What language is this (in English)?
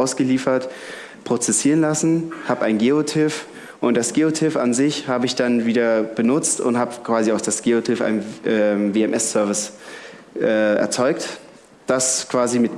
German